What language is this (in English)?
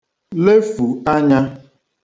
Igbo